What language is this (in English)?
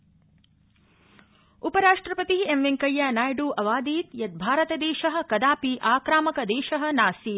Sanskrit